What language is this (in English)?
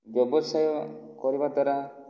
Odia